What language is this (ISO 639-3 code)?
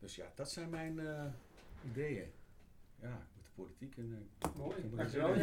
nld